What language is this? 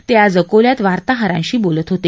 Marathi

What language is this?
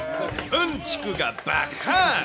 Japanese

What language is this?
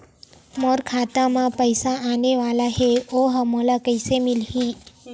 Chhattisgarhi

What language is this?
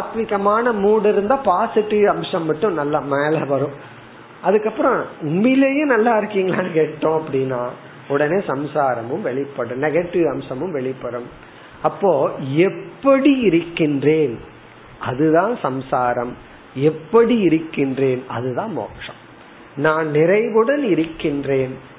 Tamil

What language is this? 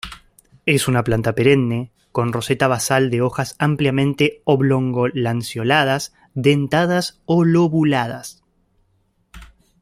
Spanish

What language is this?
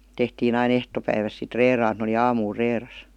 Finnish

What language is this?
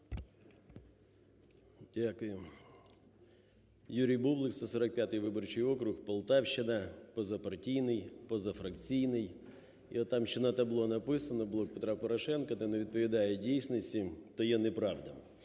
Ukrainian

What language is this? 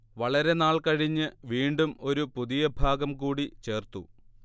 Malayalam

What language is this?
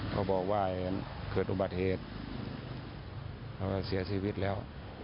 Thai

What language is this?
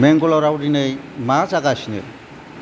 Bodo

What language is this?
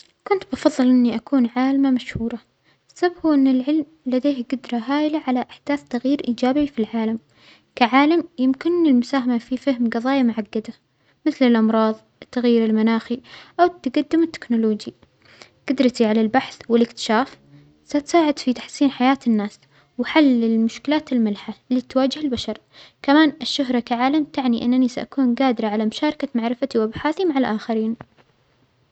Omani Arabic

